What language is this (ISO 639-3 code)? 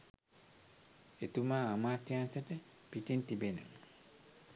sin